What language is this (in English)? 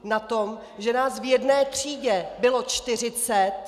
Czech